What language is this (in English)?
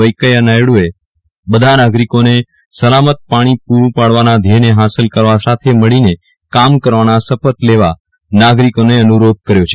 Gujarati